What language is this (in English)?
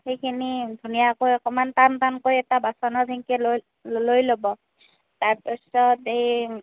Assamese